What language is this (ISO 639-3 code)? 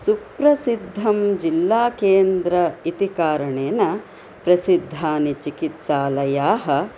san